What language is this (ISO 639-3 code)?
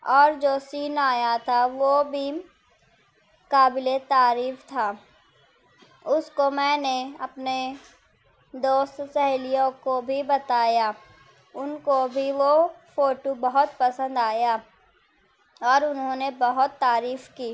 urd